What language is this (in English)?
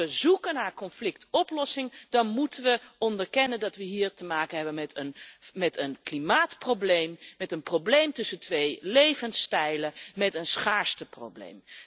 Dutch